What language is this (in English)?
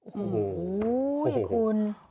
Thai